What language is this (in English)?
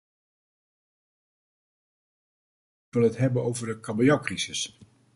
Dutch